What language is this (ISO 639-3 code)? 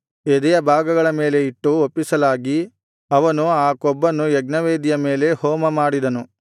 kan